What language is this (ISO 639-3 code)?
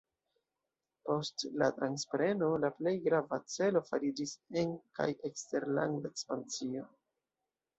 epo